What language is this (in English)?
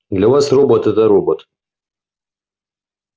Russian